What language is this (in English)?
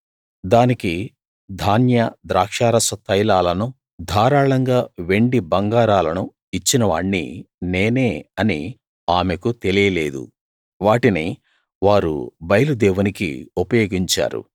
Telugu